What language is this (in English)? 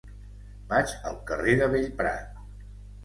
Catalan